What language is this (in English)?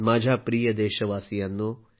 Marathi